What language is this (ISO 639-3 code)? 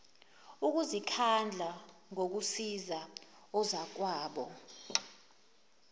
zul